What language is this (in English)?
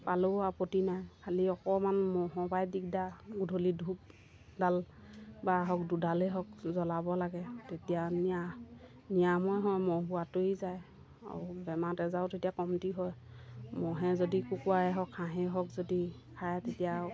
Assamese